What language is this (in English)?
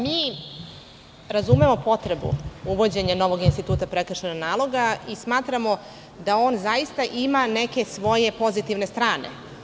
Serbian